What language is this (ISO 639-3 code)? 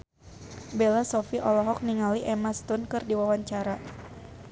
sun